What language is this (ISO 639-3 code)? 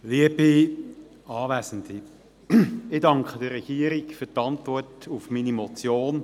gsw